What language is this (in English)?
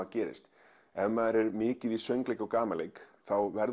Icelandic